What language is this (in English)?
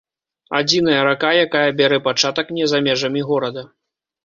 Belarusian